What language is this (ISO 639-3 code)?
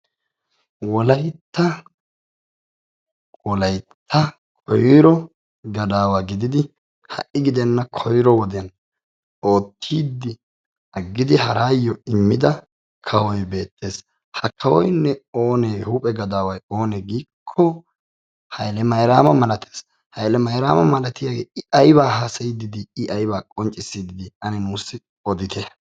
wal